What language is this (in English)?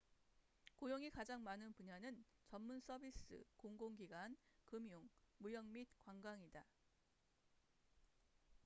Korean